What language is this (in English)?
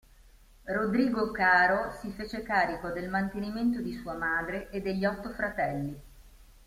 Italian